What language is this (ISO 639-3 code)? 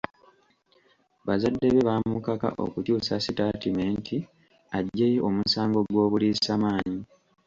lug